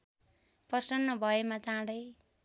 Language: Nepali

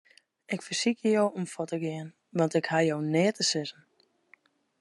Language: Western Frisian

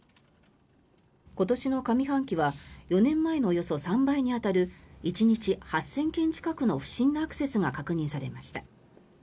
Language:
Japanese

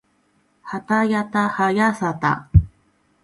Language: Japanese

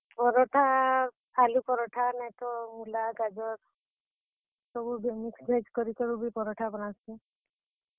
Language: Odia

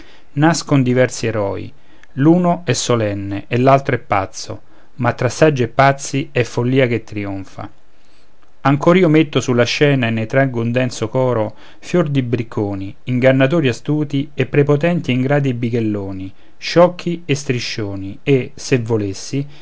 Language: Italian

